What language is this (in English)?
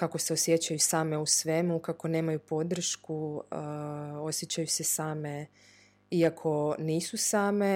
Croatian